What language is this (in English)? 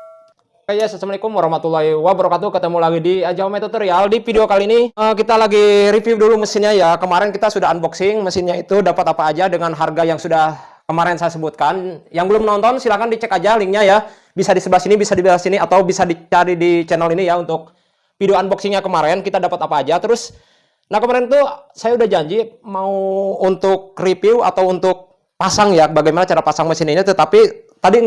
Indonesian